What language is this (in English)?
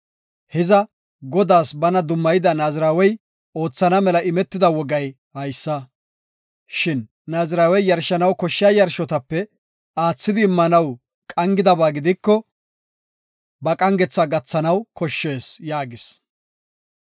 Gofa